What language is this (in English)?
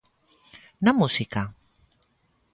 Galician